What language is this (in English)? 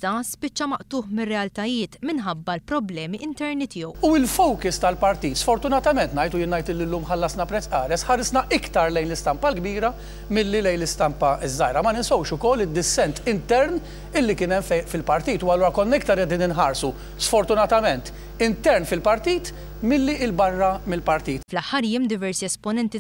Italian